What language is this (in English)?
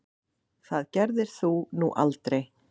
Icelandic